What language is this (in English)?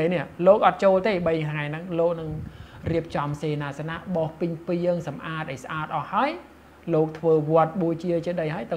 Thai